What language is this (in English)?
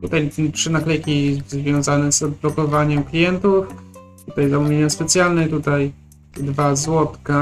Polish